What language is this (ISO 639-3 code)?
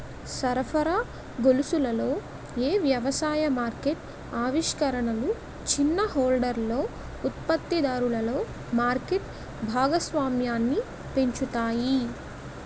tel